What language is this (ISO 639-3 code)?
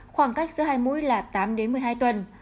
vie